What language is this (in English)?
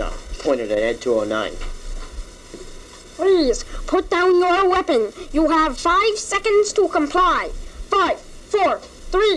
English